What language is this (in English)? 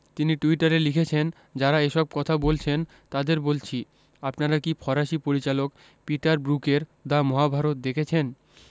Bangla